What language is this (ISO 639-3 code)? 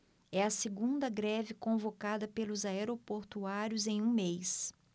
por